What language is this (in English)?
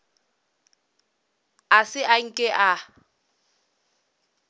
Northern Sotho